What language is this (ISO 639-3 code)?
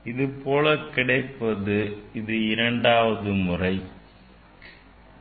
tam